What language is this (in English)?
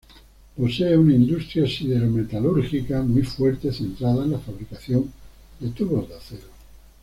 Spanish